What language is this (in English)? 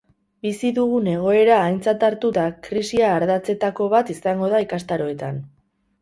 Basque